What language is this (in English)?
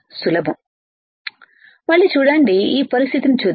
Telugu